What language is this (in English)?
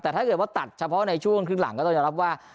Thai